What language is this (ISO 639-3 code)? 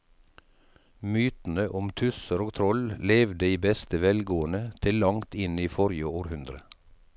nor